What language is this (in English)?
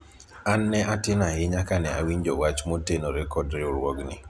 Luo (Kenya and Tanzania)